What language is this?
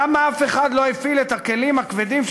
Hebrew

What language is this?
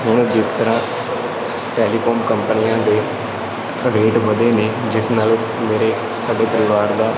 Punjabi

